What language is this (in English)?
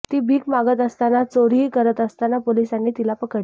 Marathi